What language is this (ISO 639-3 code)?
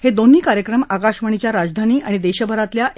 mar